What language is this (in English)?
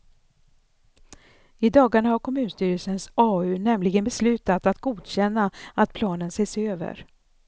Swedish